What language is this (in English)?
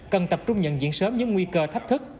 Vietnamese